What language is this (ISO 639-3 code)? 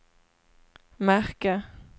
swe